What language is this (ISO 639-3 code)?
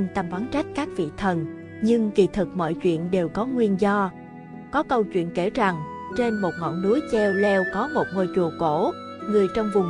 vie